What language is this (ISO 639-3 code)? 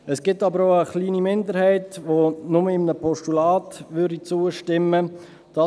gsw